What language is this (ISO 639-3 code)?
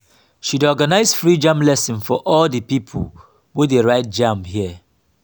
pcm